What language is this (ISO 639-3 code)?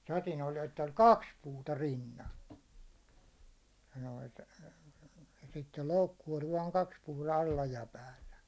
fin